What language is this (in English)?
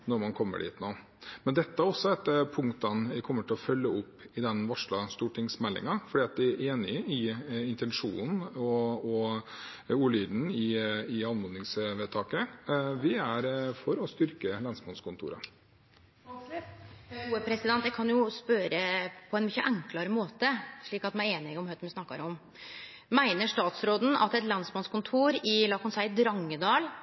Norwegian